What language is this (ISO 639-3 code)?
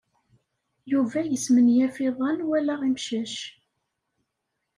kab